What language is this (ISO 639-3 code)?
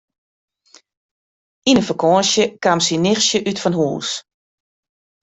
fry